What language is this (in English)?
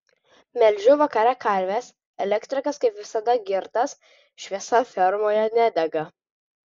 Lithuanian